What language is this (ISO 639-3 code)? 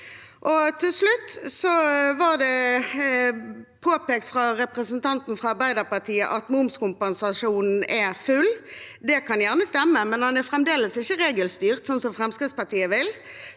nor